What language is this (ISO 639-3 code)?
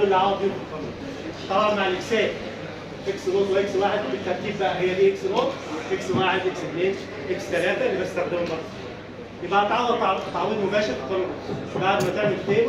ara